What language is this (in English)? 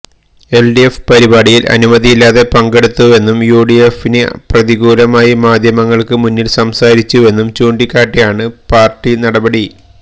Malayalam